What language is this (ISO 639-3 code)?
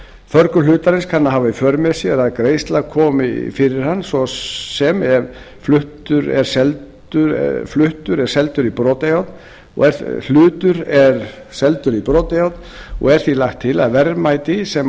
isl